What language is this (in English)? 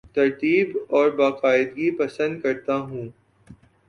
Urdu